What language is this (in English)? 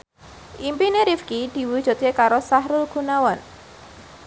Javanese